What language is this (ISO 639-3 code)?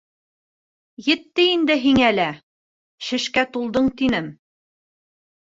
bak